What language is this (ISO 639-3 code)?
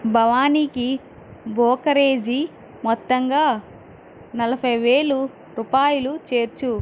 tel